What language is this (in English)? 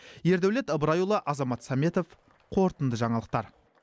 Kazakh